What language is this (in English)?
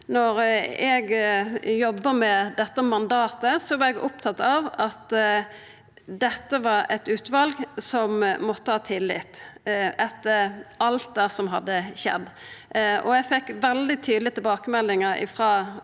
Norwegian